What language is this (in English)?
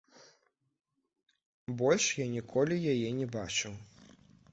Belarusian